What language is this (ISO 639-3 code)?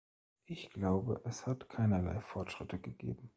deu